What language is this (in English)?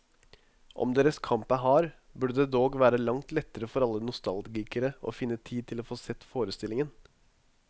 Norwegian